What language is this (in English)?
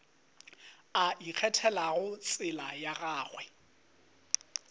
Northern Sotho